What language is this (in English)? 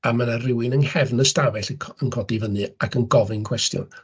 Welsh